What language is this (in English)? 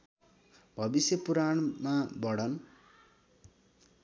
Nepali